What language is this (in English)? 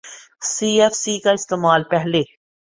Urdu